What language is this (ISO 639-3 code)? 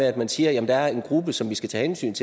dan